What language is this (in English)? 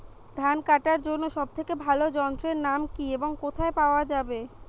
Bangla